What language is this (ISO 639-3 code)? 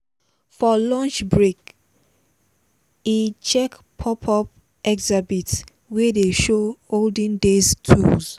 pcm